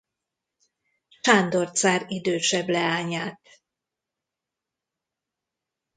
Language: Hungarian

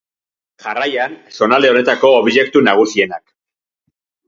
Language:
Basque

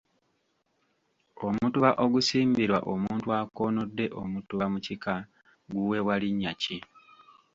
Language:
Ganda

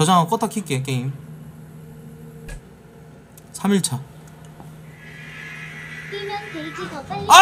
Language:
Korean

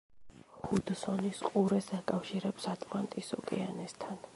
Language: Georgian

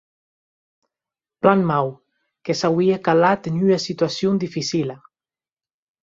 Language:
Occitan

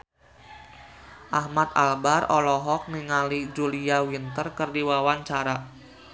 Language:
Sundanese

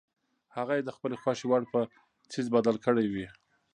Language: Pashto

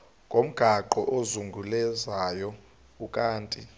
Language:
Xhosa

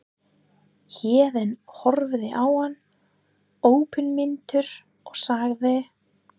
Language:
Icelandic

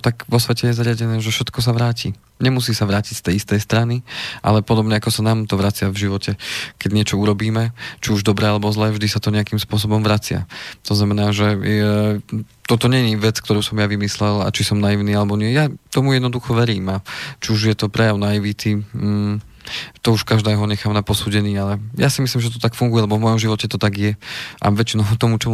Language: Slovak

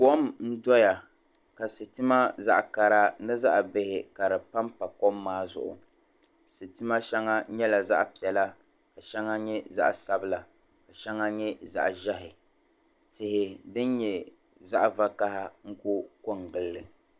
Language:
Dagbani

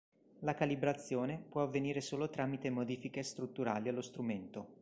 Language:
Italian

